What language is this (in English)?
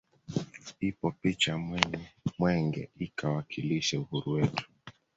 Swahili